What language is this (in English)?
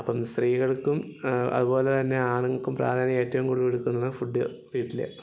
Malayalam